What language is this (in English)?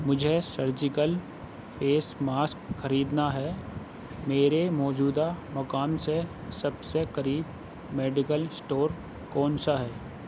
Urdu